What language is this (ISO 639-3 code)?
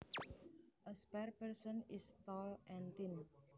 jav